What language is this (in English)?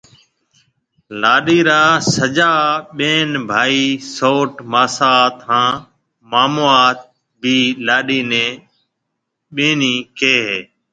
Marwari (Pakistan)